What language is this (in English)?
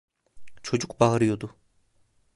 Turkish